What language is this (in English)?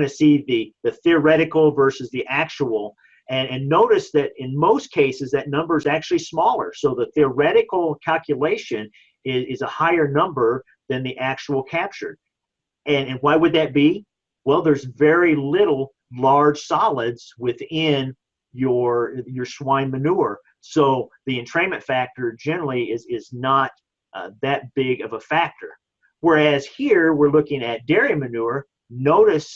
English